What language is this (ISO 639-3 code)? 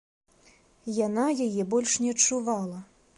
bel